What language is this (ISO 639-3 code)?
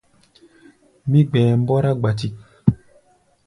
gba